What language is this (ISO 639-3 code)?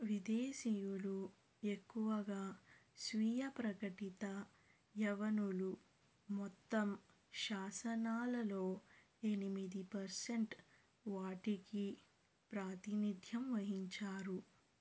tel